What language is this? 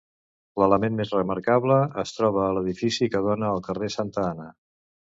Catalan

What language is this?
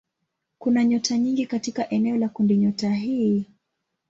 Swahili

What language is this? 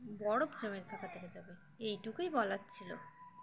Bangla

